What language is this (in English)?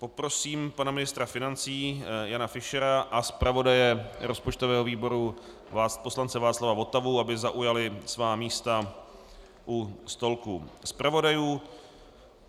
Czech